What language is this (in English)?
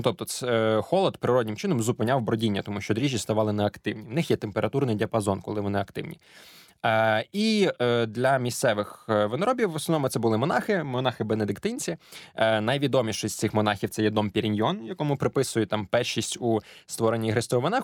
Ukrainian